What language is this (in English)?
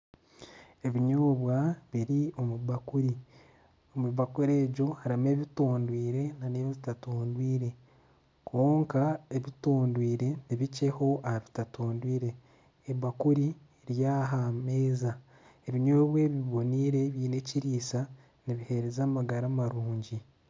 Nyankole